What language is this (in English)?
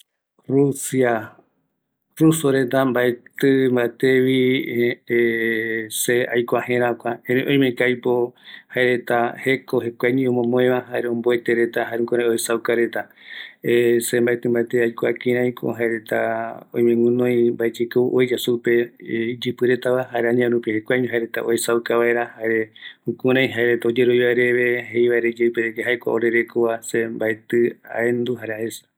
Eastern Bolivian Guaraní